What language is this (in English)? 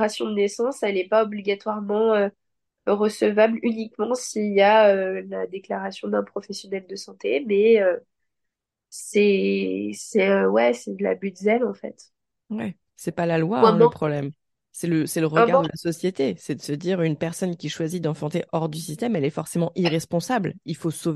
French